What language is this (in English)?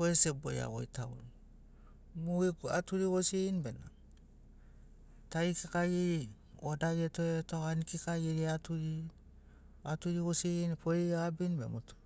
Sinaugoro